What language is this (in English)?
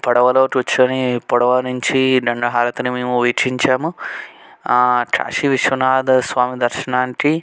Telugu